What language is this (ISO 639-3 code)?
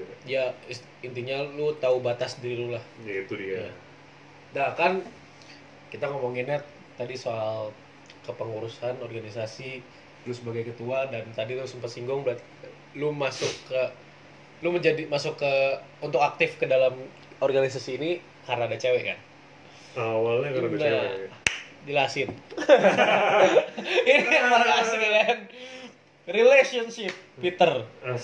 ind